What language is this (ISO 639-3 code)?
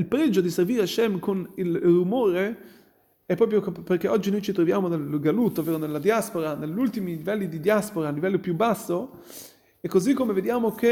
ita